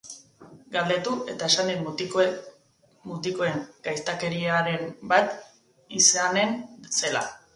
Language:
Basque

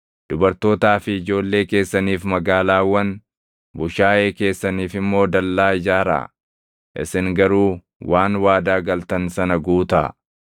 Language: Oromo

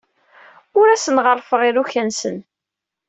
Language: Kabyle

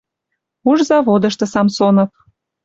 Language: Western Mari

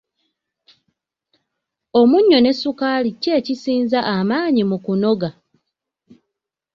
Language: Ganda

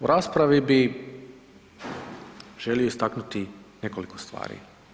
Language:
Croatian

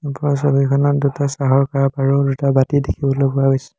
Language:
Assamese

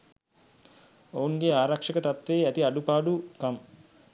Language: Sinhala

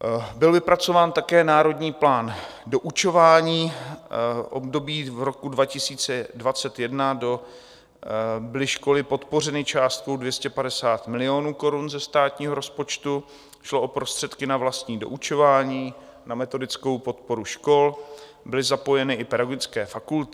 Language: Czech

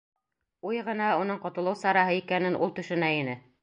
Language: Bashkir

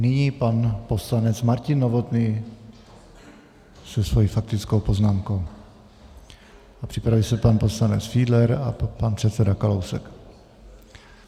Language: Czech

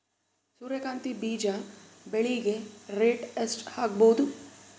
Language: Kannada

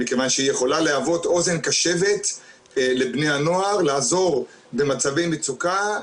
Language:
Hebrew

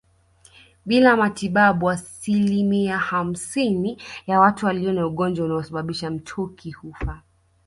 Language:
Swahili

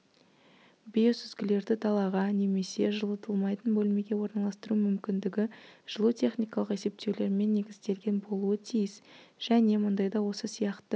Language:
Kazakh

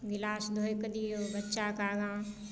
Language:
Maithili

